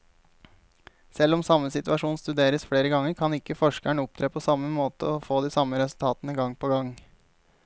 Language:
Norwegian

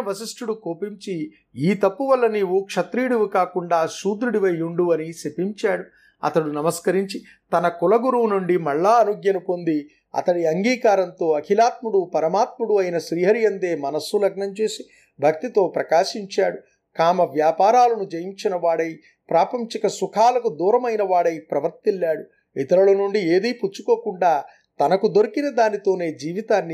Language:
Telugu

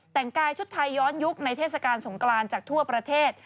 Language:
Thai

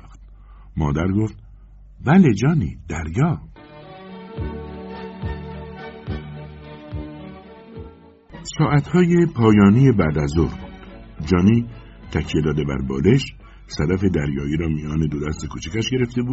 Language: Persian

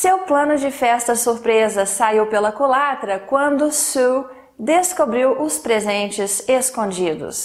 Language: Portuguese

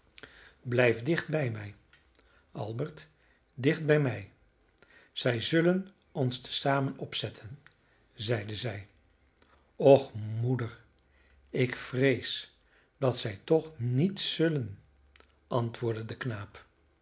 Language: Dutch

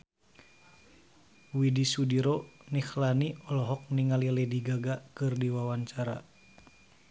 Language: Sundanese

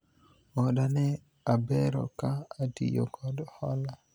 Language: Luo (Kenya and Tanzania)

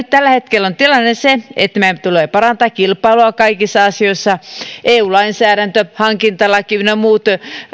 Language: Finnish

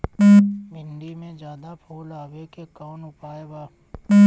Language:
Bhojpuri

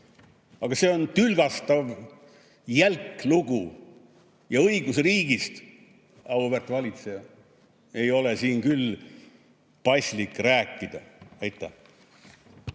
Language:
Estonian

